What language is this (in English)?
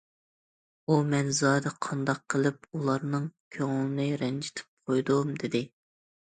Uyghur